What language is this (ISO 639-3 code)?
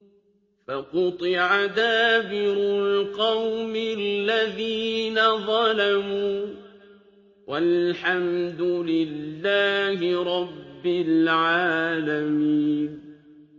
ara